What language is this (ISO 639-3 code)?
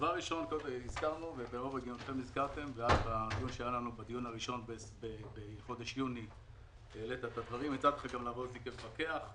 heb